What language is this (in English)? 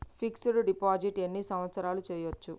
Telugu